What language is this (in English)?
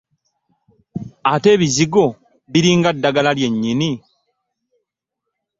Ganda